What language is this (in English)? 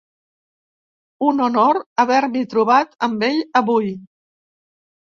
Catalan